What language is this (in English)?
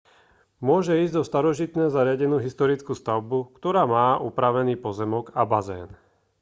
Slovak